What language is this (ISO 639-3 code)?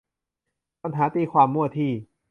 tha